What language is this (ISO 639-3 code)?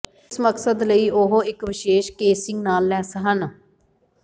pan